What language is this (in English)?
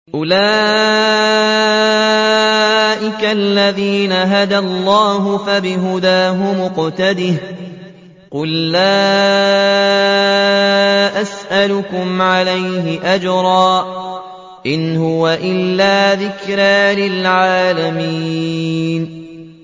Arabic